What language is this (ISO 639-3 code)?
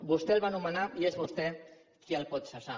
cat